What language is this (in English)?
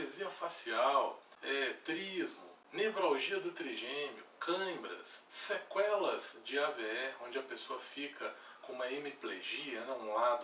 Portuguese